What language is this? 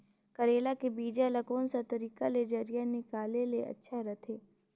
Chhattisgarhi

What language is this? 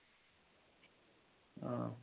Malayalam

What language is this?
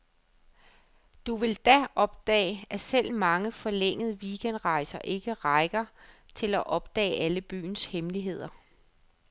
Danish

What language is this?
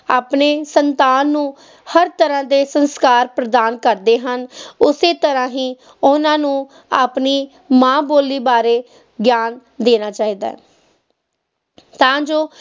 Punjabi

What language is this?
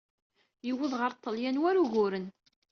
Kabyle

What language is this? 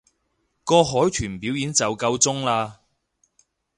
Cantonese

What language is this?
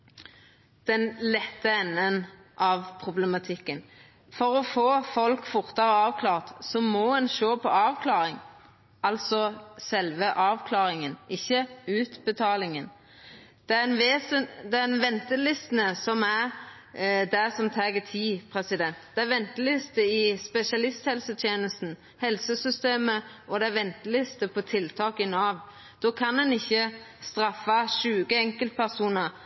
Norwegian Nynorsk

